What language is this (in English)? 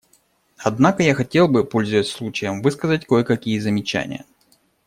Russian